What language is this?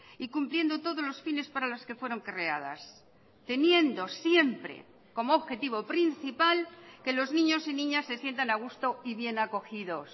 Spanish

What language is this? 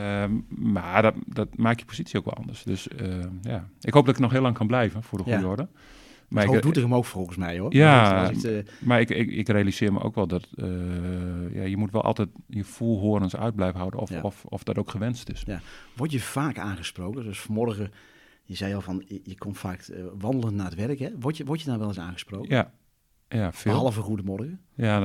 Dutch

